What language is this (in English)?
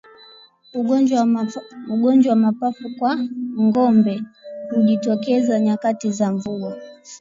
Swahili